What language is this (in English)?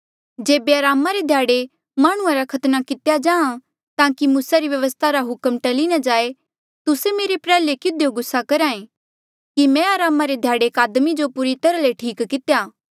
Mandeali